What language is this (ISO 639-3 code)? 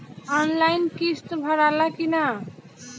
bho